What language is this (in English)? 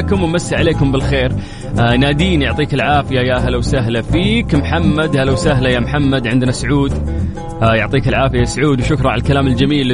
Arabic